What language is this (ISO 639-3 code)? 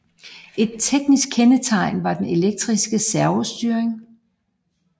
dan